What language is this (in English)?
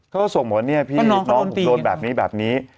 Thai